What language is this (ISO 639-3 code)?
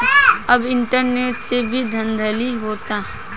bho